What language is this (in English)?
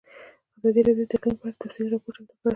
Pashto